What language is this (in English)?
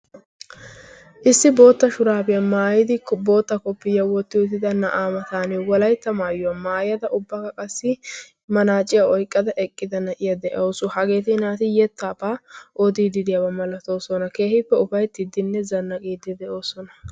Wolaytta